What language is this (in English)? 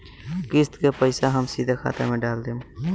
Bhojpuri